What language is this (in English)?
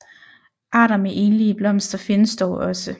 Danish